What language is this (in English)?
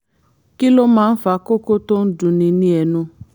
Yoruba